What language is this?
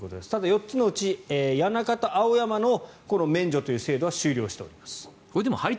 Japanese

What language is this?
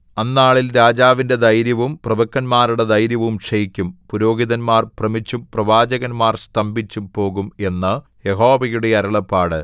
Malayalam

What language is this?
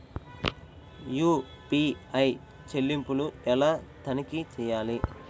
Telugu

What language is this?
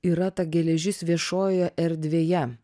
Lithuanian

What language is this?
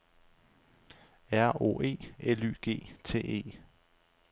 Danish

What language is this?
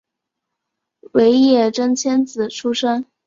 Chinese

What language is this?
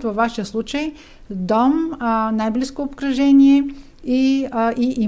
Bulgarian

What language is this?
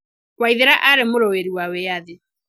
Kikuyu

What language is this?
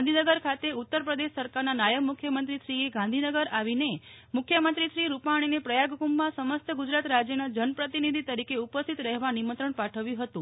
Gujarati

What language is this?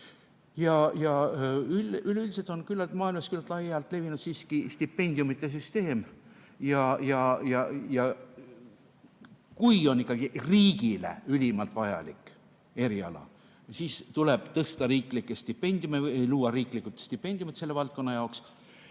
Estonian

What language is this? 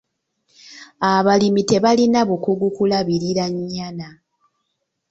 Ganda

